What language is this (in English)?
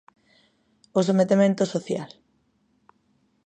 Galician